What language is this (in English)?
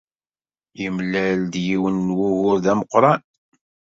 Kabyle